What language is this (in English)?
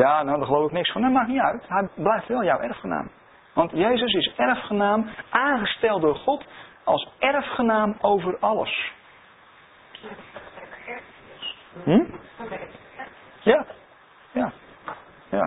Dutch